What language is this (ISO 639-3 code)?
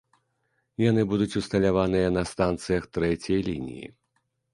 bel